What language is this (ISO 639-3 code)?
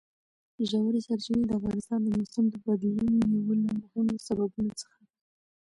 pus